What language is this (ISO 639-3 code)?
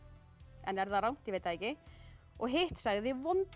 isl